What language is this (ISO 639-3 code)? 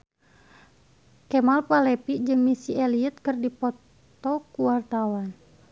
sun